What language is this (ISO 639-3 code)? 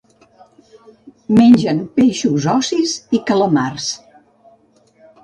cat